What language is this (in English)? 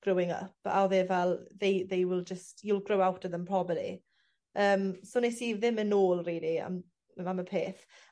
Welsh